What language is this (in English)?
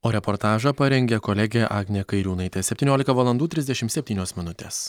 Lithuanian